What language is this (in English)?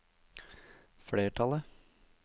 Norwegian